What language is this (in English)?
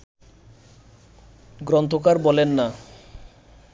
Bangla